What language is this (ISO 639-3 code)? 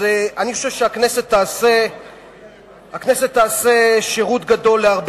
heb